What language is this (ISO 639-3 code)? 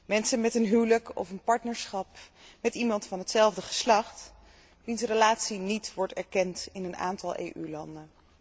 nld